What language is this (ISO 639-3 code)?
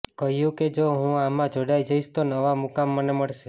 guj